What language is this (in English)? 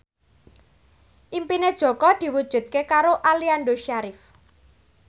Javanese